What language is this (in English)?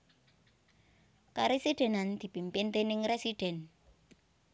Javanese